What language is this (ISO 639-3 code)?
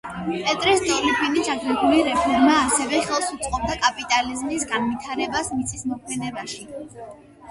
kat